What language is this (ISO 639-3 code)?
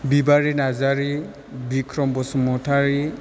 brx